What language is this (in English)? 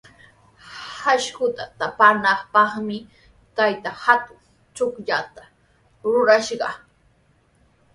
Sihuas Ancash Quechua